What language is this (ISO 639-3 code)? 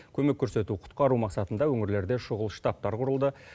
kaz